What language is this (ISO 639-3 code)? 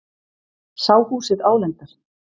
isl